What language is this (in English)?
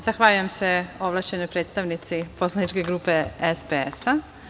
Serbian